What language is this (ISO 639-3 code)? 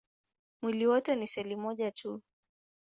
swa